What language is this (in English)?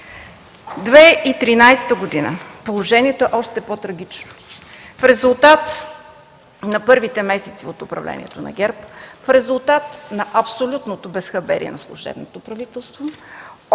Bulgarian